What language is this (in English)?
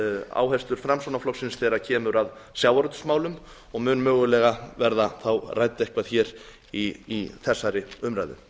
Icelandic